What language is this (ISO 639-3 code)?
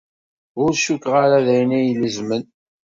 kab